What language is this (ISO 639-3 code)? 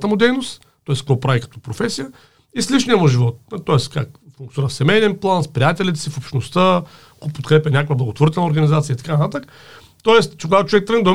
bul